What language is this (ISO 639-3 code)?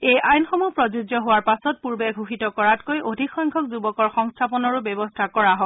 asm